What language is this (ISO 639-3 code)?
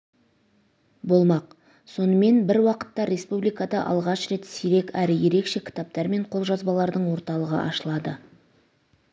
kaz